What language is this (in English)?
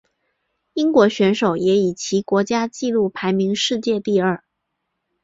Chinese